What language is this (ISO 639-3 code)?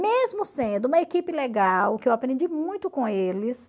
por